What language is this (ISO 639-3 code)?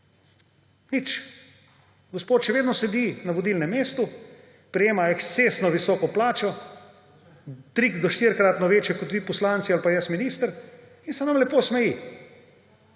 slv